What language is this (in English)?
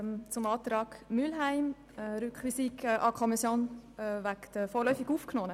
Swiss German